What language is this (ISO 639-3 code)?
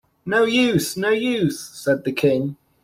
eng